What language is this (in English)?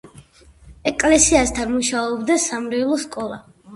Georgian